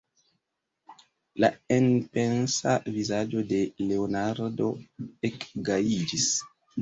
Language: Esperanto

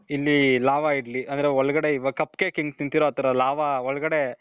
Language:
Kannada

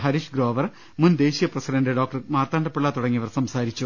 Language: Malayalam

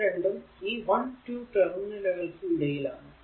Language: Malayalam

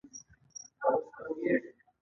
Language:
Pashto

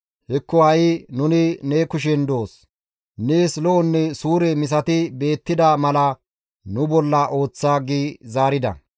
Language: Gamo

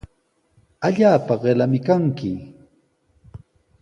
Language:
Sihuas Ancash Quechua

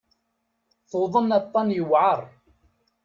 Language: Kabyle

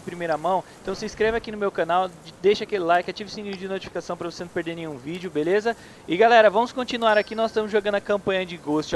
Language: Portuguese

